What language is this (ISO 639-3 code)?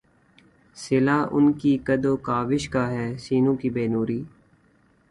urd